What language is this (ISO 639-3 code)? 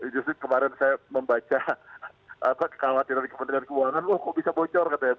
ind